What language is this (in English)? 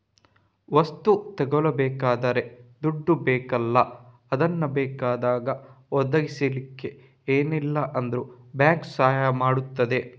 Kannada